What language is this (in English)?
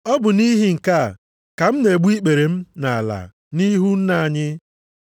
Igbo